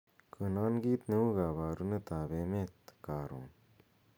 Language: Kalenjin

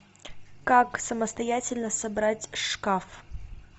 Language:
Russian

